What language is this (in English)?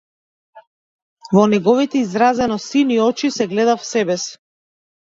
Macedonian